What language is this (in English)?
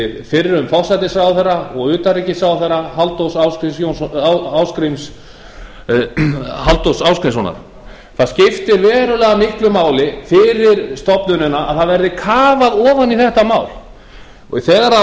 Icelandic